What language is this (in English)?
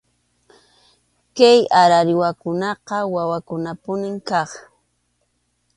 Arequipa-La Unión Quechua